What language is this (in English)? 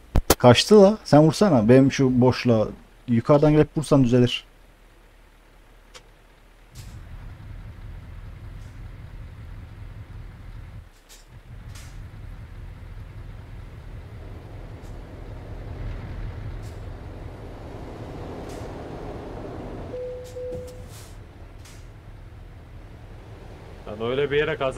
Turkish